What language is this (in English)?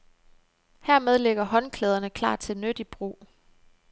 Danish